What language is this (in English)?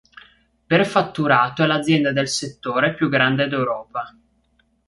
Italian